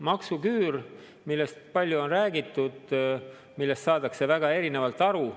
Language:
Estonian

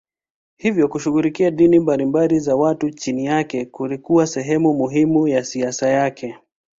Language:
Swahili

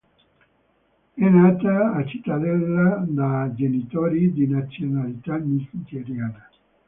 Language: Italian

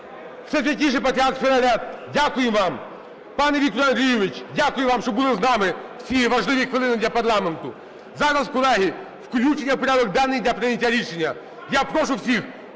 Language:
Ukrainian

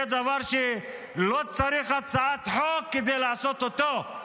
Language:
Hebrew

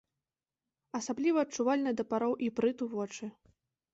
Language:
Belarusian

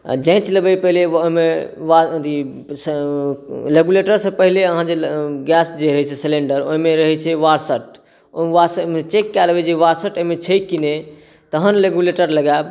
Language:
Maithili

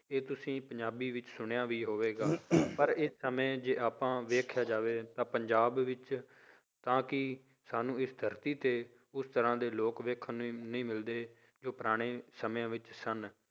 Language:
Punjabi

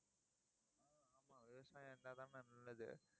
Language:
Tamil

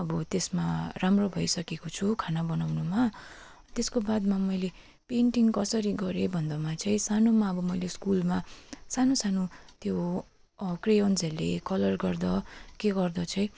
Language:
Nepali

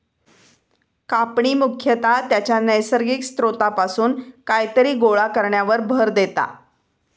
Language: Marathi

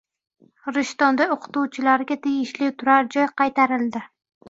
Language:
Uzbek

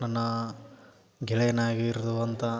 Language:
Kannada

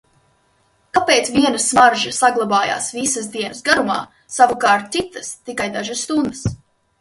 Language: Latvian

